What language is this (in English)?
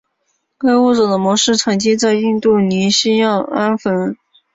Chinese